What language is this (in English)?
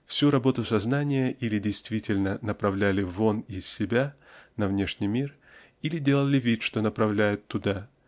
Russian